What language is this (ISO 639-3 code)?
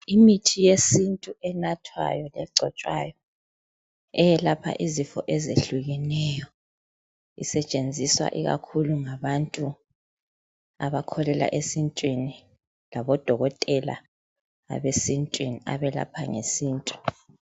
nde